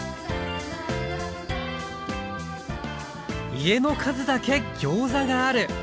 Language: Japanese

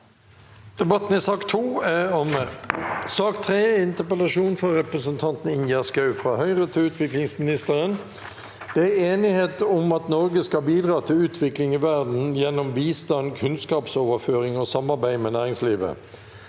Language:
Norwegian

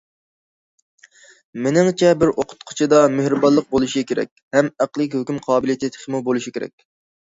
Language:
Uyghur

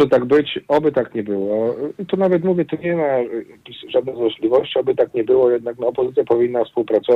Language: Polish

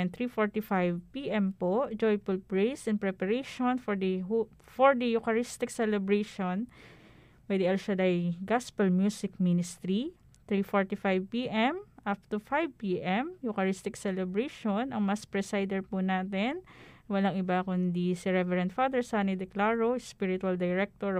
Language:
Filipino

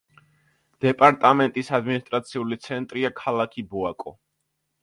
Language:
Georgian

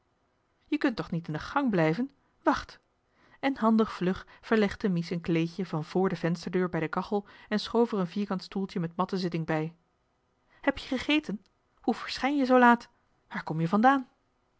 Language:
Dutch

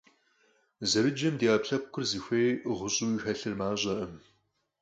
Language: Kabardian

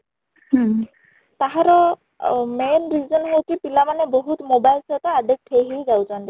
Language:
Odia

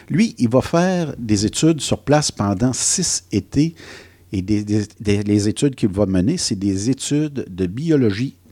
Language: French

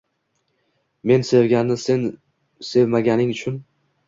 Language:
Uzbek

